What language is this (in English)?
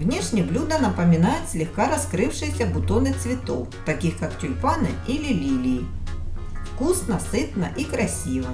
Russian